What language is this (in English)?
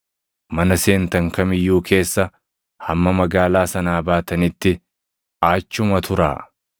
Oromo